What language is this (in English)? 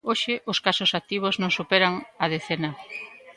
Galician